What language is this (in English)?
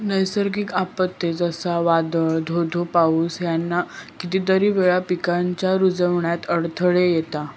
Marathi